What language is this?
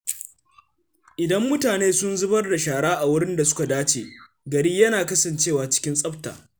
Hausa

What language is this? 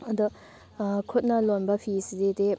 Manipuri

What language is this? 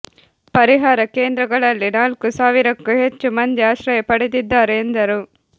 Kannada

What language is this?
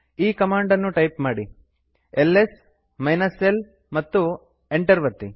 Kannada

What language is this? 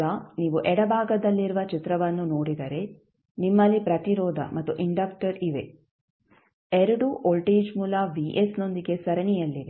Kannada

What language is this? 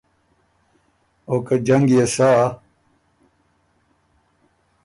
Ormuri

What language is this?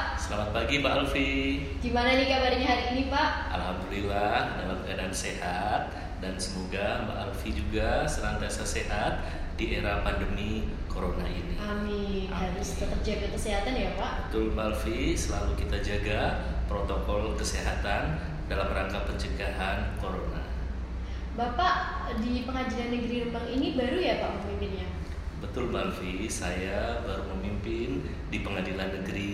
Indonesian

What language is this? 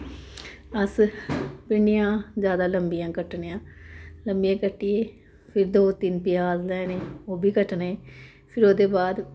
Dogri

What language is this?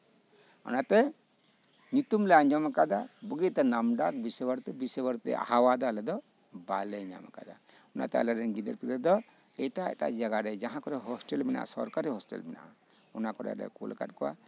Santali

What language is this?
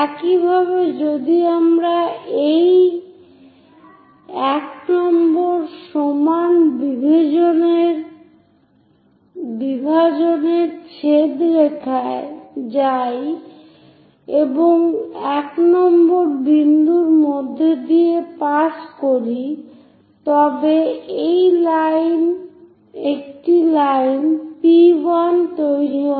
Bangla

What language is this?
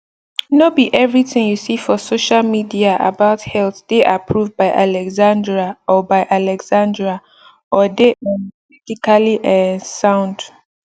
Nigerian Pidgin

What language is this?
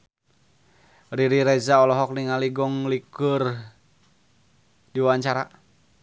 Sundanese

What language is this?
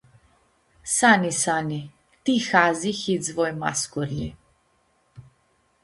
Aromanian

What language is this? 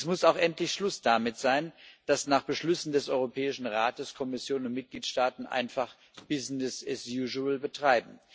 German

